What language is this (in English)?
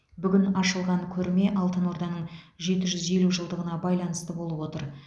Kazakh